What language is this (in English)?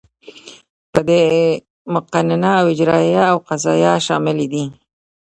Pashto